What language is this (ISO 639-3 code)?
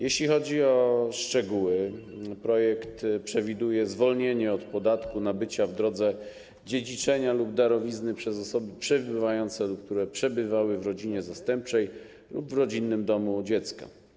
pol